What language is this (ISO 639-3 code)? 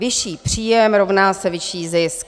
ces